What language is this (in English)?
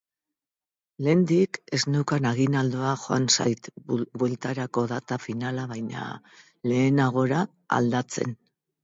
Basque